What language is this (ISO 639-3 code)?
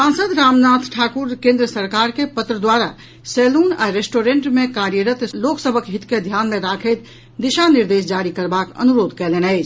mai